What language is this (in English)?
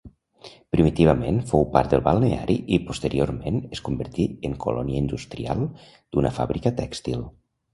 Catalan